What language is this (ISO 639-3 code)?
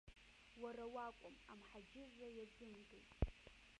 abk